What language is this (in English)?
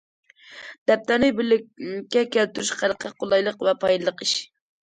Uyghur